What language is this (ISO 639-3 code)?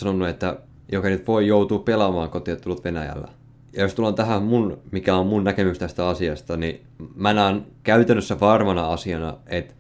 fin